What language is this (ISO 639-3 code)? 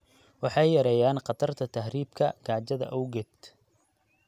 som